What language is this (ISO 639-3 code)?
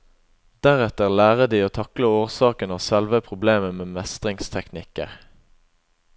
nor